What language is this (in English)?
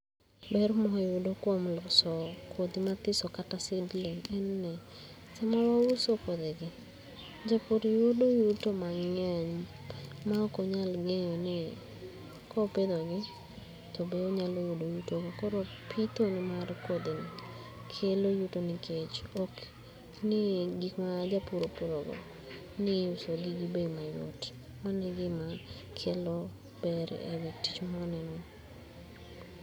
Luo (Kenya and Tanzania)